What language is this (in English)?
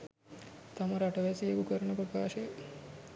Sinhala